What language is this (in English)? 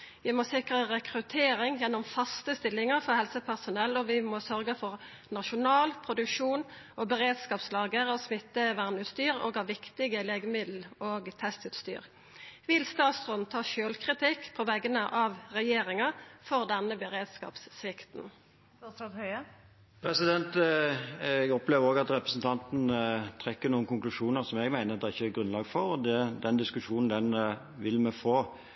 Norwegian